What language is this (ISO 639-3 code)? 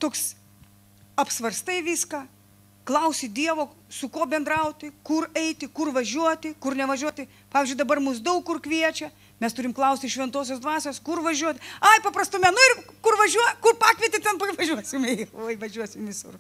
lit